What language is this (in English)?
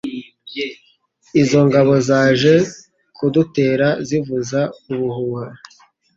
Kinyarwanda